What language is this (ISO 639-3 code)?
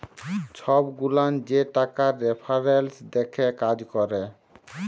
ben